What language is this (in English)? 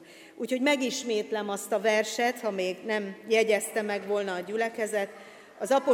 Hungarian